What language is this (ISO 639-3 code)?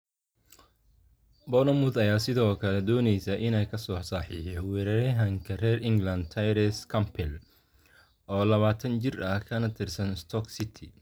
som